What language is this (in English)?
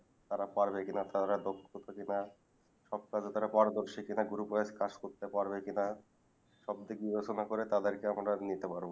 Bangla